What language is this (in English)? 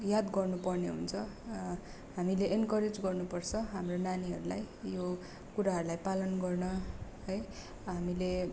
Nepali